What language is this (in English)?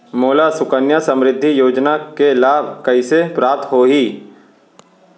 Chhattisgarhi